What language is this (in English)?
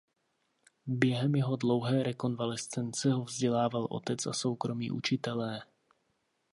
Czech